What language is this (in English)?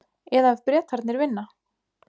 Icelandic